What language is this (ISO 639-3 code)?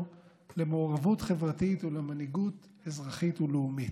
heb